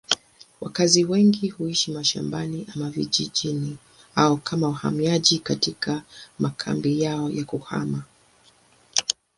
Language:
Swahili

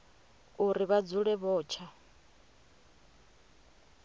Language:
Venda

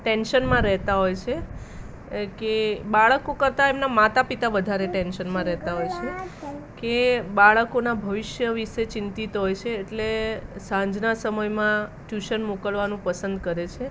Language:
Gujarati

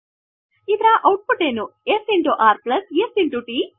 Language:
Kannada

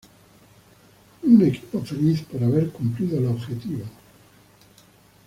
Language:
Spanish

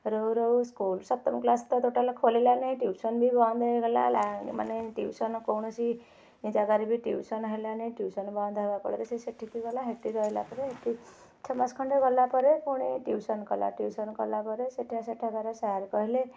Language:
Odia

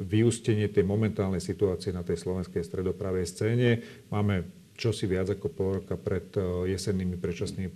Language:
Slovak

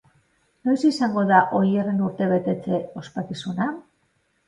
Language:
Basque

